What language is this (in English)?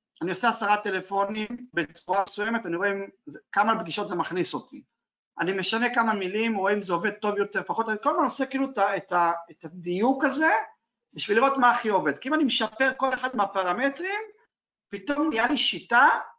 Hebrew